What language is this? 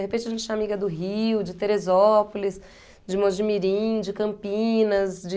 Portuguese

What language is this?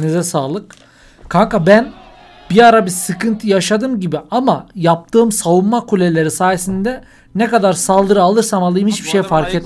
Turkish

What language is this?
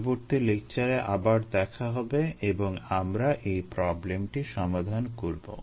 Bangla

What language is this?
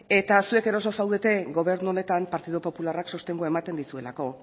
Basque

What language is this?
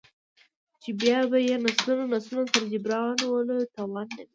Pashto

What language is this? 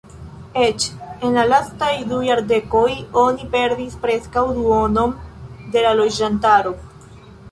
Esperanto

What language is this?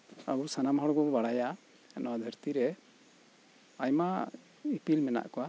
Santali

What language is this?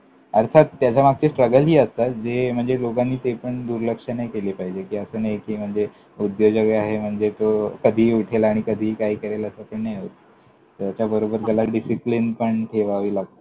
Marathi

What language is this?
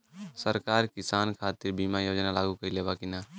Bhojpuri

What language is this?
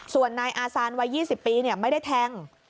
Thai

